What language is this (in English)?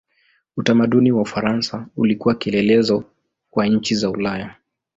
Swahili